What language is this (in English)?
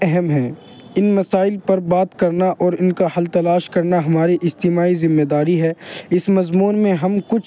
Urdu